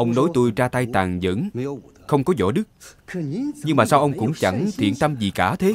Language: Vietnamese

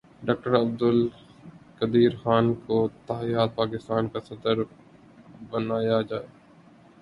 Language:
Urdu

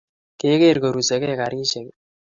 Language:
Kalenjin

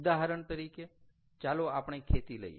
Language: Gujarati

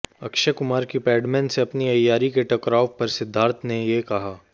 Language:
Hindi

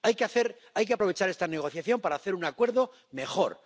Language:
Spanish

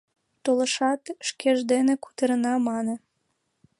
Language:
Mari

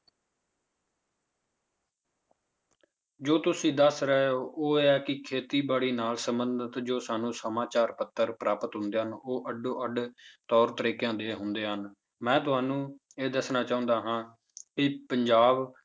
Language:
Punjabi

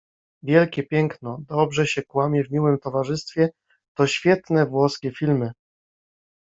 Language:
Polish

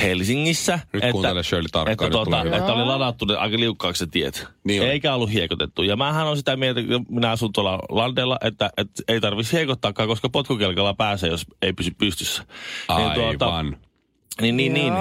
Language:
Finnish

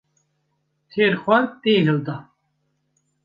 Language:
Kurdish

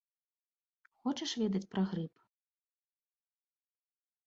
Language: Belarusian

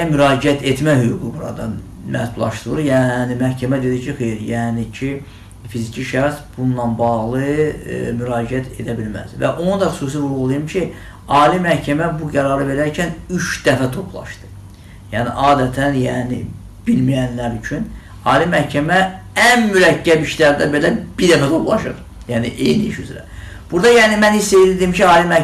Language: Azerbaijani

